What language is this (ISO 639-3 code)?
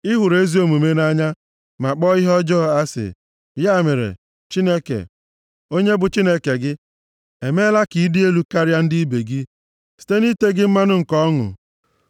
ibo